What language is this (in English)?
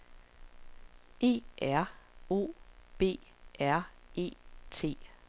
Danish